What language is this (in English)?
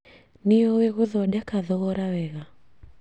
Kikuyu